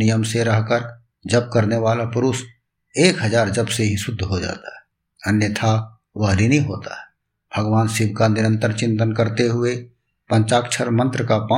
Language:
Hindi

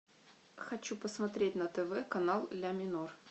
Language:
Russian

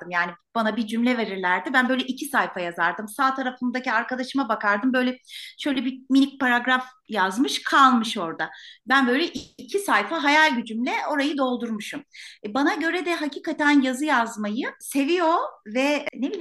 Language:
Turkish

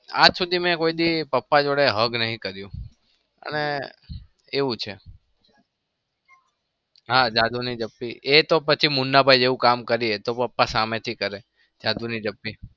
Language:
Gujarati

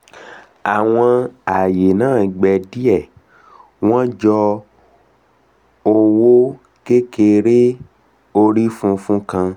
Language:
Yoruba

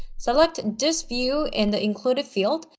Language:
English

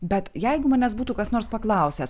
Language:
Lithuanian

